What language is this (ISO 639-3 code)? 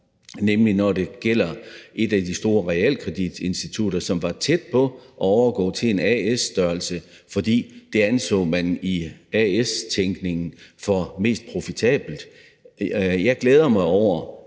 dan